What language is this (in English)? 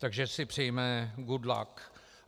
Czech